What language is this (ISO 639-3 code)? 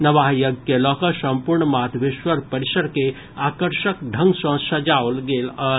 mai